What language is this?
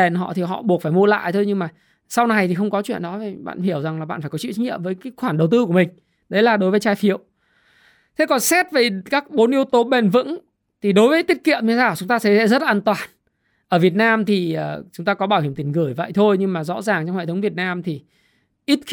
Vietnamese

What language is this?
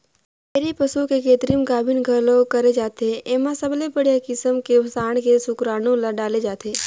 Chhattisgarhi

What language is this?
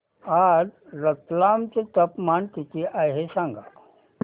Marathi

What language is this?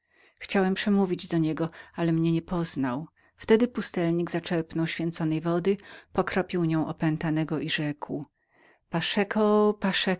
Polish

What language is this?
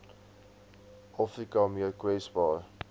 Afrikaans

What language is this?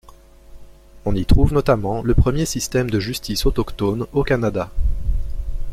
French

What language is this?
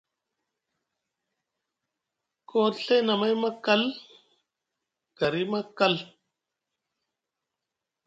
Musgu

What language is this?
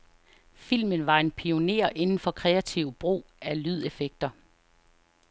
Danish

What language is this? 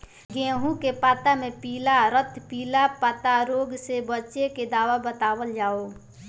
Bhojpuri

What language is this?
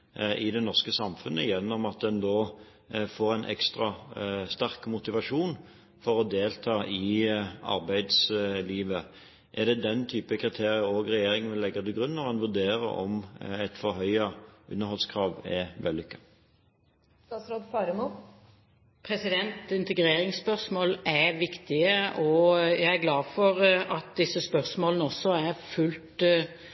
Norwegian Bokmål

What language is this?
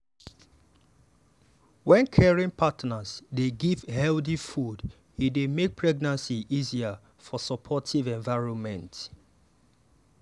Nigerian Pidgin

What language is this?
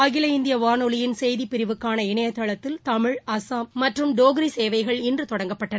Tamil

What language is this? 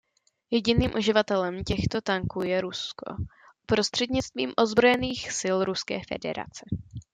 Czech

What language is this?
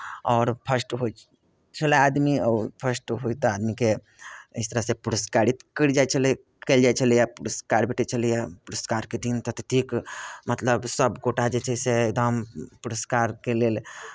Maithili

